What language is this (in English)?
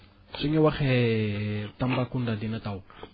Wolof